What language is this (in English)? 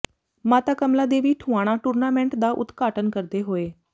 Punjabi